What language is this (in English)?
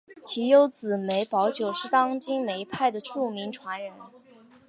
Chinese